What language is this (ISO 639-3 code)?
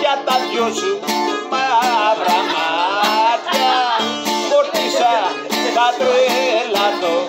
ell